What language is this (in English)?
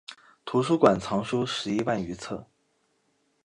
Chinese